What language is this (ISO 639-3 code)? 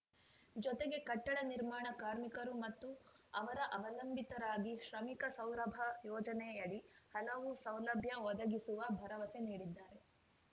kan